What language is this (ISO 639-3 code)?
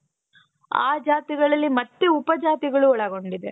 kan